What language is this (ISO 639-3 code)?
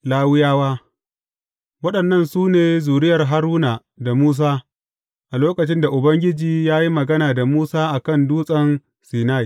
hau